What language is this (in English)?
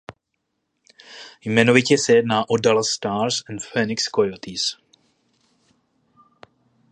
Czech